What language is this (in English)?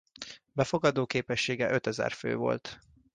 Hungarian